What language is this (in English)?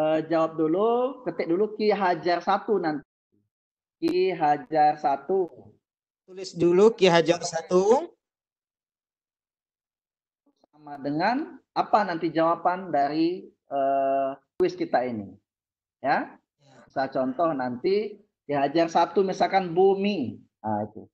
Indonesian